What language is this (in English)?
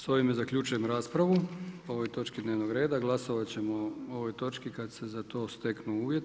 Croatian